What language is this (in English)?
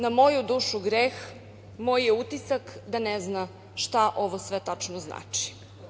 Serbian